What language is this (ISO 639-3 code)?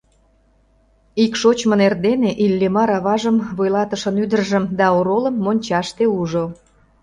chm